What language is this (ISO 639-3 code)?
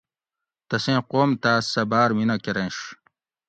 gwc